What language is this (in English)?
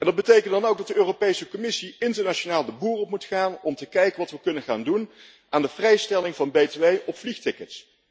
Dutch